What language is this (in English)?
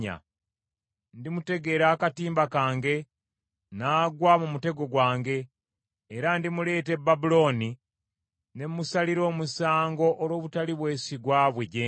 Ganda